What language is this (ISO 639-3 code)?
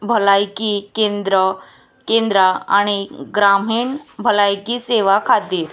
kok